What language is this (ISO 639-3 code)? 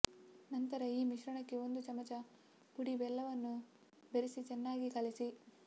kan